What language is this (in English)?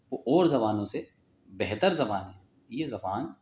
Urdu